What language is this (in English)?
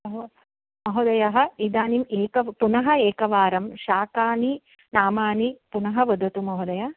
Sanskrit